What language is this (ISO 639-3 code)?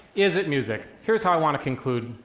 eng